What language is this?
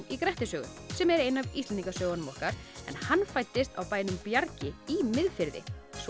Icelandic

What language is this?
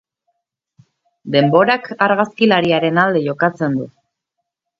Basque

